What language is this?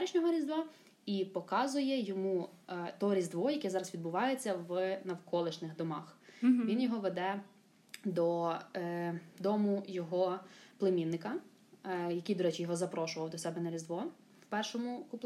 Ukrainian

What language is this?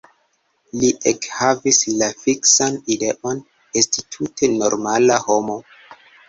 Esperanto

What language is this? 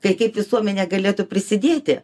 Lithuanian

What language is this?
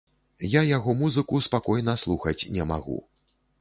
Belarusian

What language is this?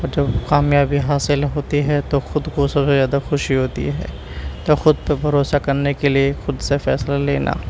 Urdu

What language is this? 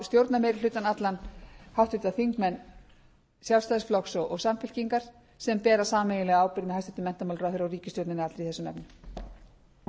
Icelandic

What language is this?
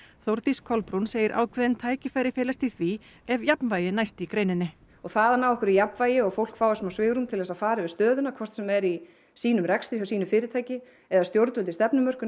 Icelandic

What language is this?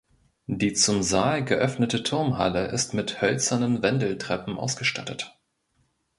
German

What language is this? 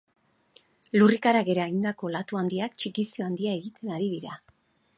Basque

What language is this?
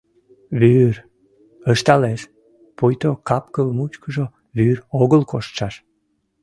Mari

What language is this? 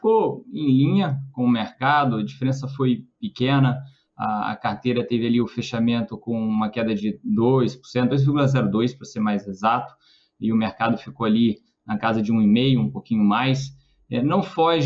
Portuguese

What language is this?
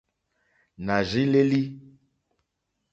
Mokpwe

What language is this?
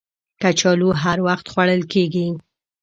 Pashto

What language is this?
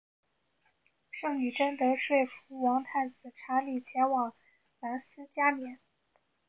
Chinese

